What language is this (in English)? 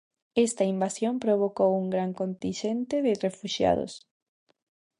Galician